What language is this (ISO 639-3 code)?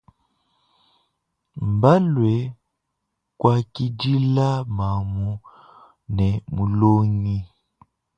lua